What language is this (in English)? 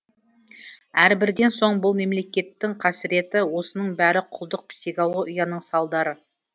Kazakh